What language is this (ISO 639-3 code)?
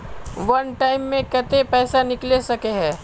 mag